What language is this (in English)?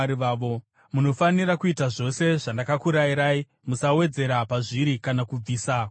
Shona